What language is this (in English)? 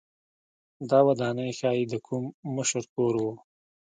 Pashto